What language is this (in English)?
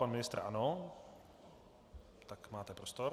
Czech